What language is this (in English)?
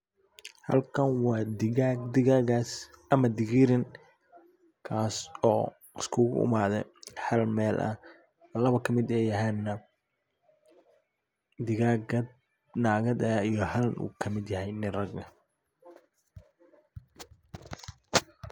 Somali